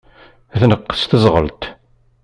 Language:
Kabyle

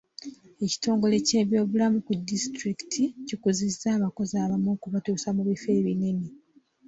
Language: Ganda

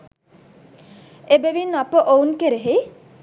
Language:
Sinhala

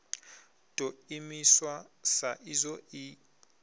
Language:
Venda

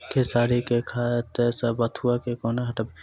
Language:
Maithili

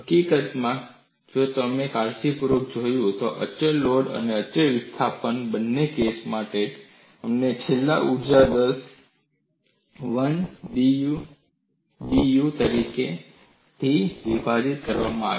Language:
Gujarati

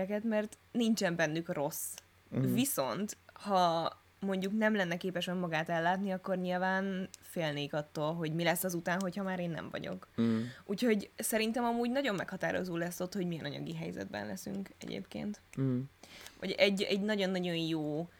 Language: Hungarian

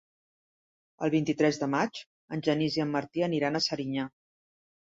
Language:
Catalan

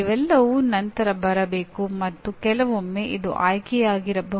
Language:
Kannada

